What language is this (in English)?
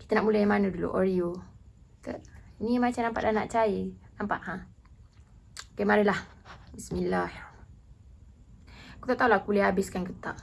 Malay